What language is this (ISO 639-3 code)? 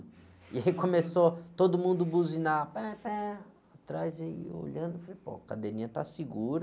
por